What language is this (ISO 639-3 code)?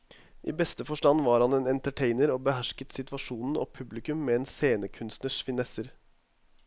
nor